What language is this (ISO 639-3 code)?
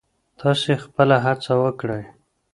pus